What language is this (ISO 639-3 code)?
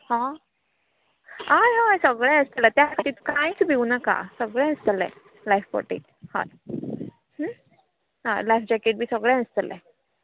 kok